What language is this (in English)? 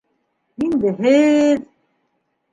Bashkir